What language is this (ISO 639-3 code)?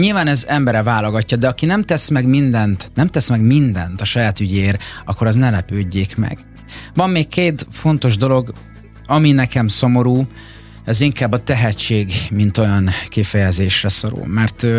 hun